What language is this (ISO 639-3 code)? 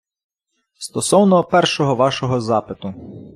ukr